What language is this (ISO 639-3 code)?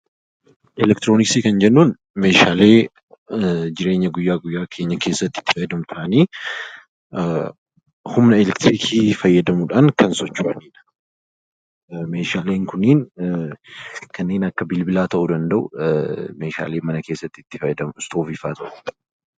orm